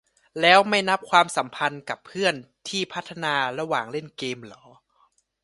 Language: Thai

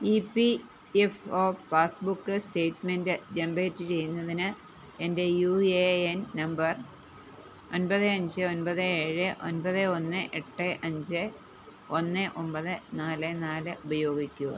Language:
Malayalam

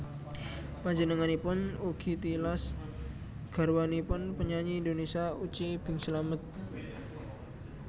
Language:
Javanese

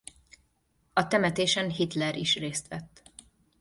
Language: Hungarian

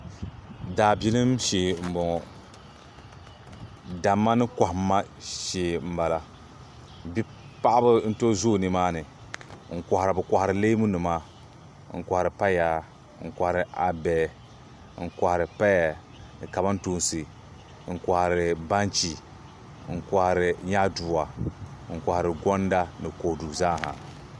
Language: Dagbani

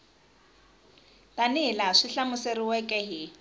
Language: Tsonga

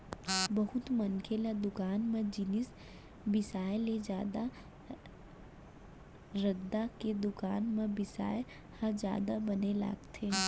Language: Chhattisgarhi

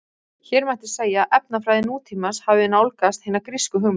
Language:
Icelandic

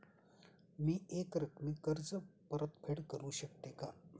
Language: Marathi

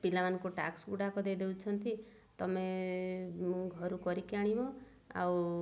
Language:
Odia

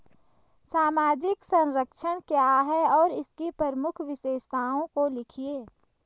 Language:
Hindi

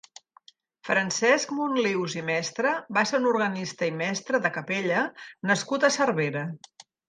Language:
Catalan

